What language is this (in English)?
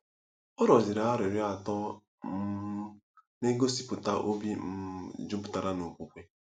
Igbo